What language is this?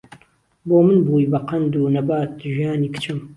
Central Kurdish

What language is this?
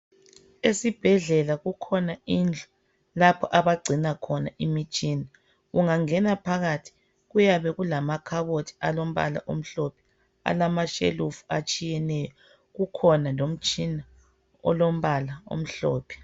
North Ndebele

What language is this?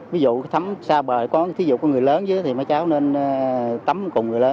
Vietnamese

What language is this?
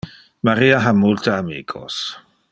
Interlingua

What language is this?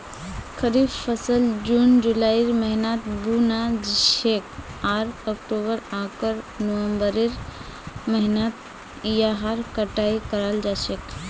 Magahi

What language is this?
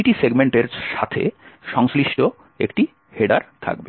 Bangla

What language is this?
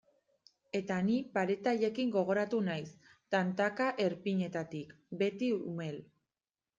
Basque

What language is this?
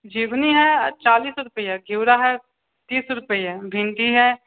Maithili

